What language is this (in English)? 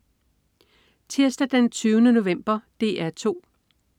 Danish